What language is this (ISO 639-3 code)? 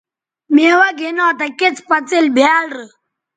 btv